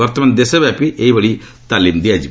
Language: Odia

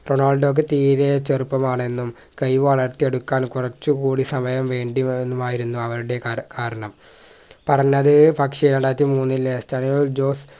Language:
Malayalam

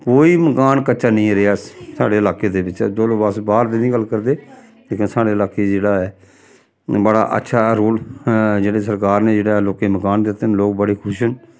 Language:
Dogri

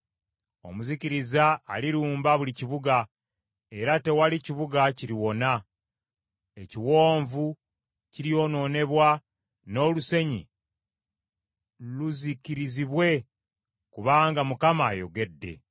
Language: Ganda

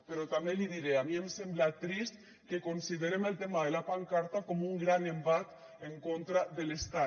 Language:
Catalan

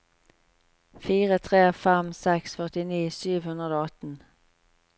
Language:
Norwegian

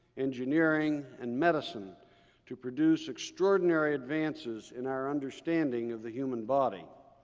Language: English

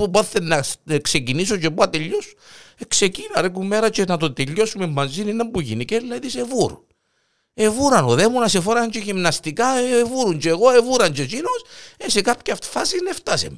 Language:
Greek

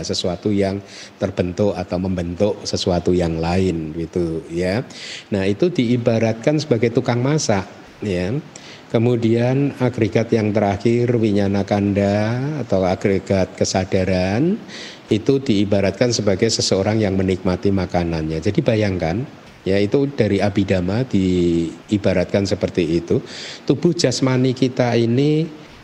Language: Indonesian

